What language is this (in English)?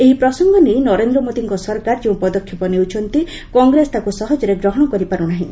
Odia